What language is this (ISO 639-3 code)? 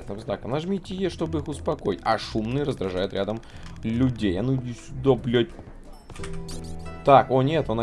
rus